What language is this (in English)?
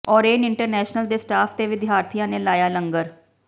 Punjabi